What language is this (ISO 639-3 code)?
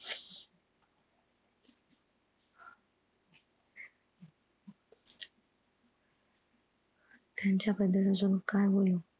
mar